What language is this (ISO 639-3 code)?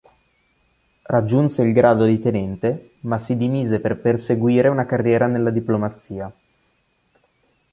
ita